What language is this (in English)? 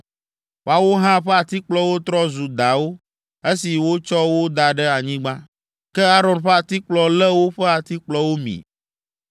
Ewe